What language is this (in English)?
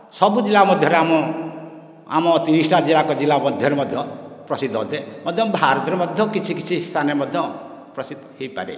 Odia